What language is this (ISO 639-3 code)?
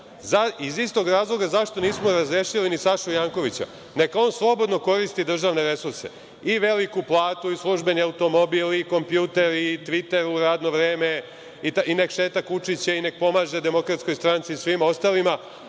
srp